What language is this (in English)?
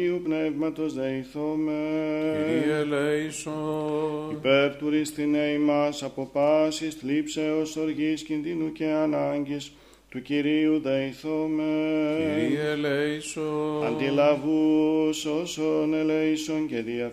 Greek